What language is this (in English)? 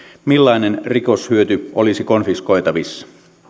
Finnish